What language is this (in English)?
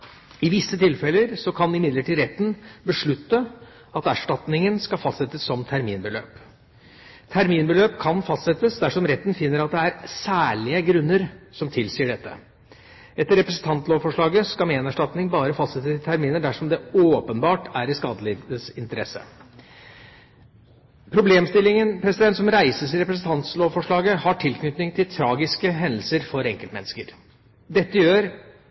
Norwegian Bokmål